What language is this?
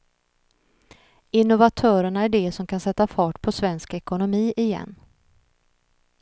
Swedish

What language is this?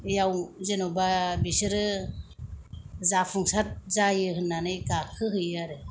Bodo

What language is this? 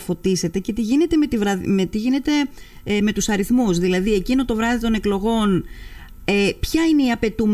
Greek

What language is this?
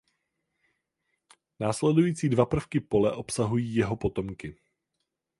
Czech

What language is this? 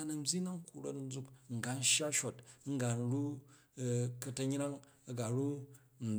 Jju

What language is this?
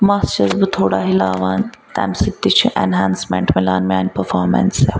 Kashmiri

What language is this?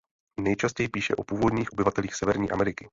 Czech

